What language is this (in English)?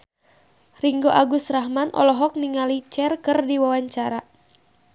Sundanese